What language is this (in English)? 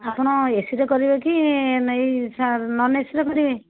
Odia